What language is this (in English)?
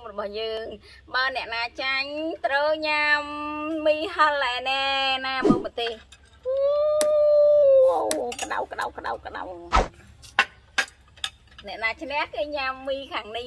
Vietnamese